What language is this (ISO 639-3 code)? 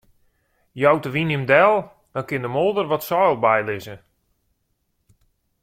fry